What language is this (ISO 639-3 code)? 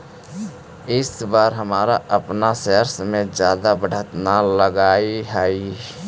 mag